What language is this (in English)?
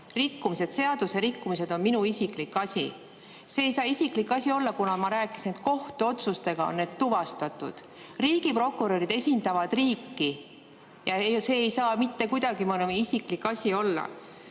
Estonian